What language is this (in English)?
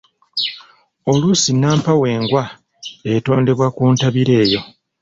Ganda